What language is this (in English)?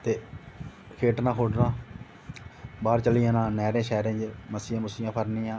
Dogri